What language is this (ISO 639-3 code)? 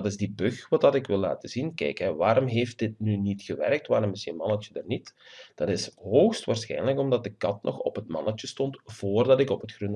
nld